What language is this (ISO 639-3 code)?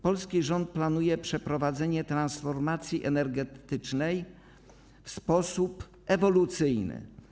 pol